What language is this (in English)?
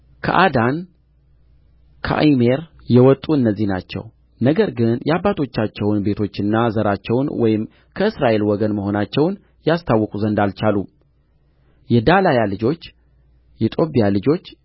Amharic